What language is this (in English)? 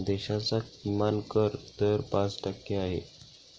Marathi